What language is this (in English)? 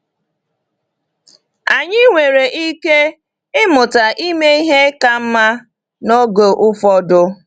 Igbo